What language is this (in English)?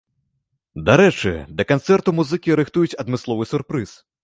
Belarusian